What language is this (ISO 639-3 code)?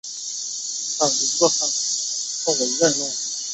zho